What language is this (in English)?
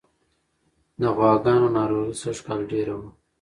Pashto